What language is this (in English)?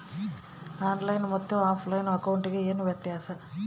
Kannada